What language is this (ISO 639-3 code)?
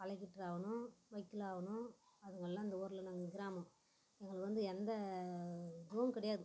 tam